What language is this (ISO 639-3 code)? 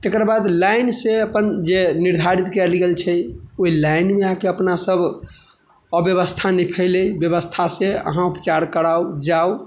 mai